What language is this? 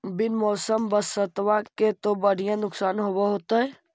Magahi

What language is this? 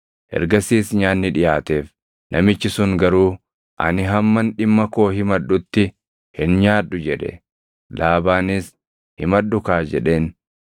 Oromo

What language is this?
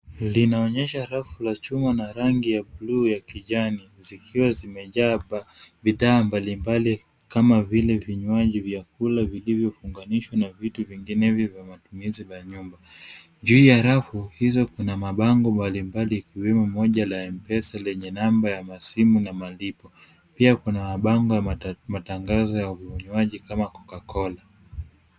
Swahili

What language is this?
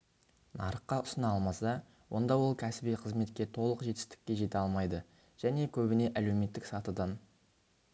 Kazakh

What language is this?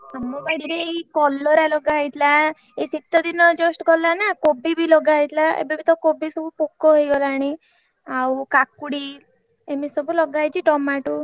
Odia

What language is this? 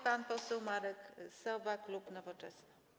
Polish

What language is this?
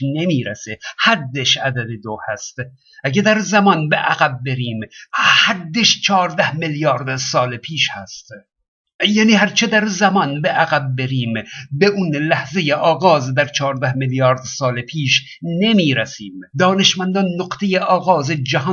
Persian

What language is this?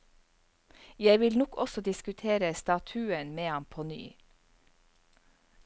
Norwegian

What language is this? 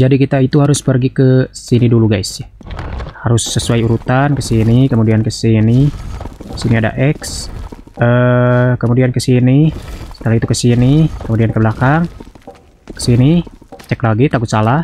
Indonesian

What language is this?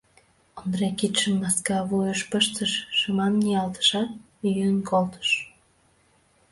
Mari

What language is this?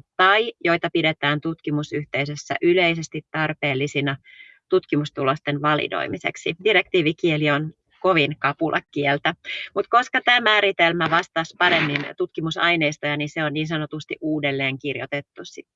Finnish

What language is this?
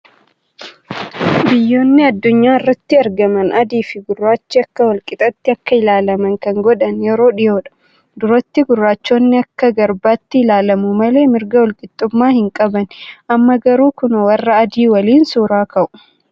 Oromo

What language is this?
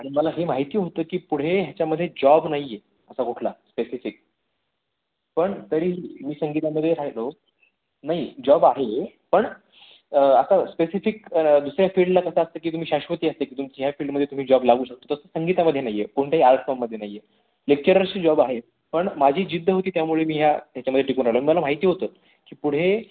Marathi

